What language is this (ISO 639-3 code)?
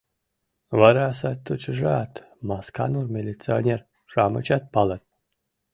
chm